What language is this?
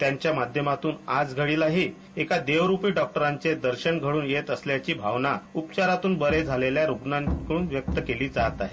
Marathi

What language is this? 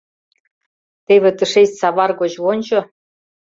Mari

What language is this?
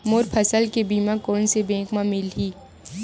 Chhattisgarhi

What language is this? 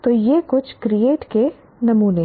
Hindi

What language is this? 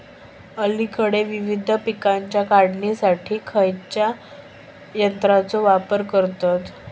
Marathi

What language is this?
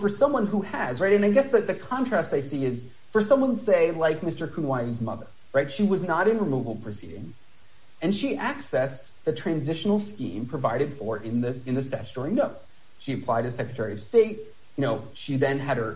English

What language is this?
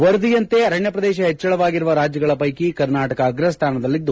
Kannada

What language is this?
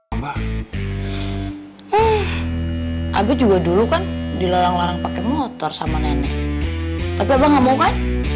Indonesian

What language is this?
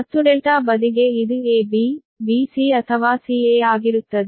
Kannada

